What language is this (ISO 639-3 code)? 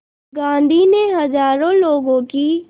hin